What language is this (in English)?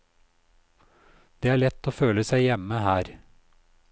Norwegian